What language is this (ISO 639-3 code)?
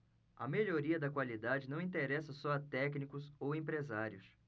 por